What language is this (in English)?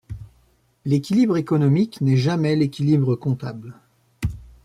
French